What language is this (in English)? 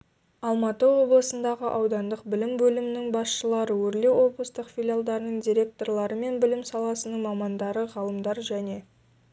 Kazakh